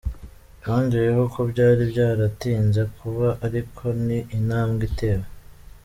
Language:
Kinyarwanda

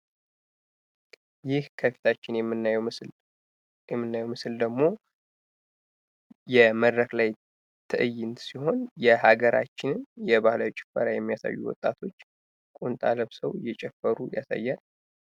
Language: Amharic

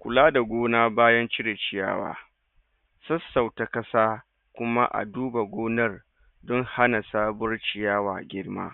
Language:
Hausa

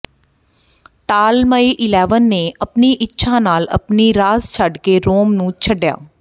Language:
Punjabi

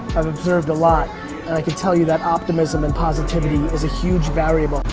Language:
English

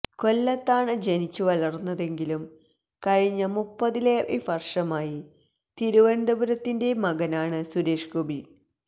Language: Malayalam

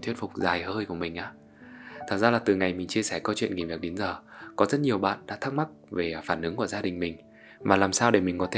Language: Vietnamese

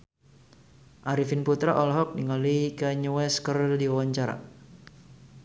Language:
Sundanese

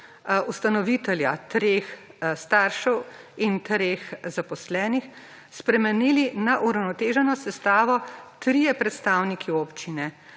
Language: Slovenian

